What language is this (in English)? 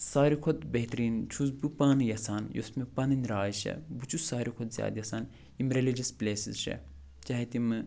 Kashmiri